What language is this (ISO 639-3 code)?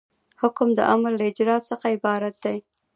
pus